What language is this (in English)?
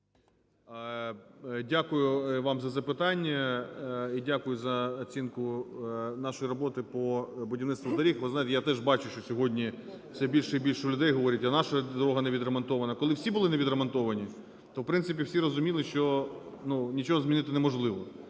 Ukrainian